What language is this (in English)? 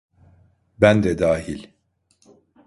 Turkish